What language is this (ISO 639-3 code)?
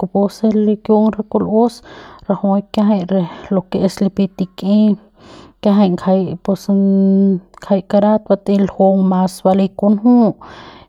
pbs